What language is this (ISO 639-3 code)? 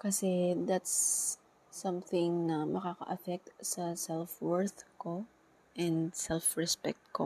fil